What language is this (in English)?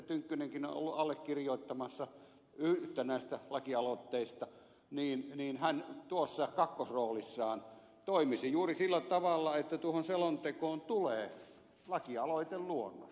Finnish